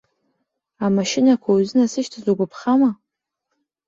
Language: Abkhazian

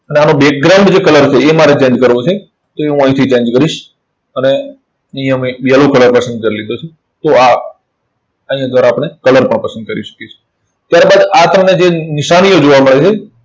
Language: Gujarati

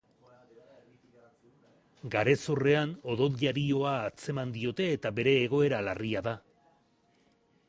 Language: Basque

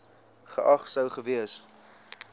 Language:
Afrikaans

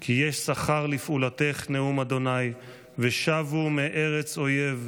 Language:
Hebrew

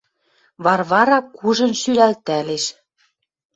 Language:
Western Mari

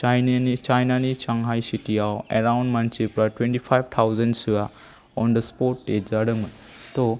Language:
Bodo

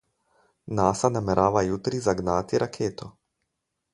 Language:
Slovenian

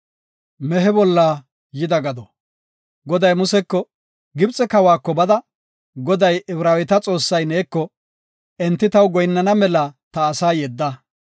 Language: Gofa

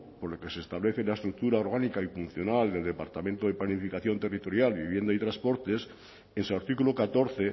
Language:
Spanish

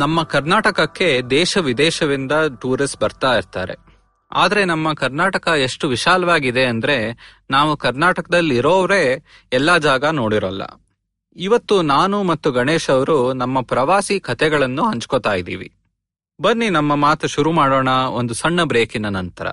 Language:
Kannada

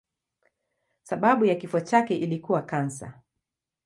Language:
Swahili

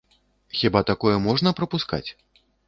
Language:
Belarusian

